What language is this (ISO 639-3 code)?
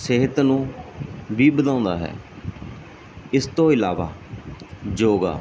pan